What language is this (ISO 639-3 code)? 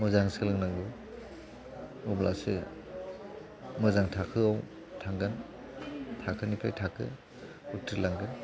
brx